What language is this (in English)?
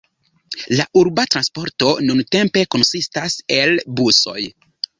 Esperanto